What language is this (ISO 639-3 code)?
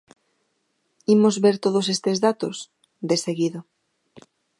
glg